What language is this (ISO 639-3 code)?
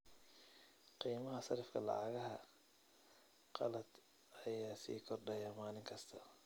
som